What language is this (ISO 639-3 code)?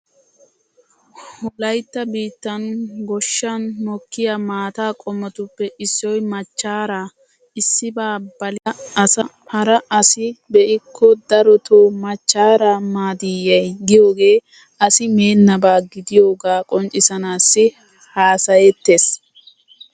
wal